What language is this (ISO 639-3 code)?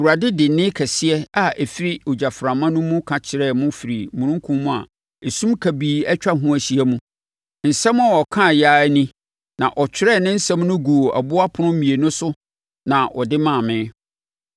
aka